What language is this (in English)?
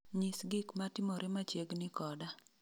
Luo (Kenya and Tanzania)